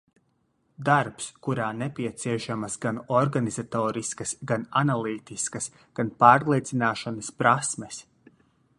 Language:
Latvian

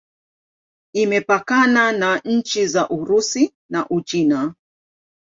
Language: Swahili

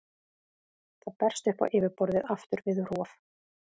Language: Icelandic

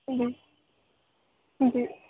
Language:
Sindhi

